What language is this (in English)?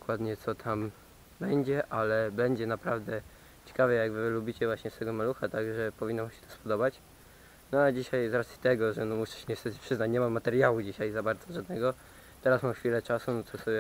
Polish